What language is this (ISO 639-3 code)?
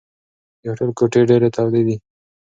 pus